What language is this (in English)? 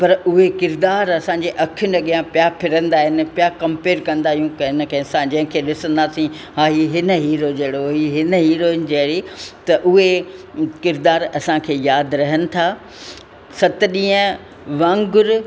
Sindhi